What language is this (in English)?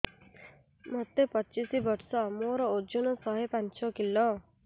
Odia